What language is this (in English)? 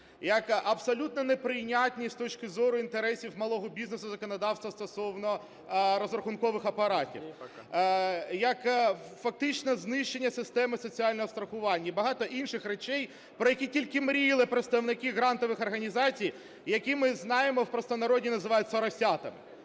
Ukrainian